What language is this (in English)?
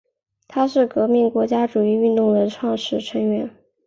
Chinese